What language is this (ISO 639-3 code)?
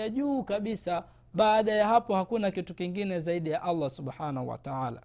swa